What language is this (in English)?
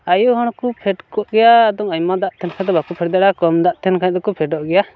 Santali